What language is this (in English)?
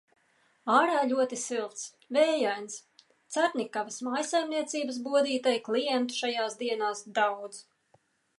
Latvian